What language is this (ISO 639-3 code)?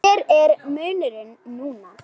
isl